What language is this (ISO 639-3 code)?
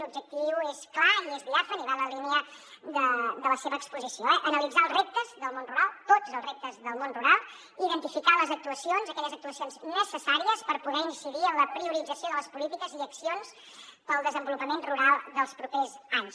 cat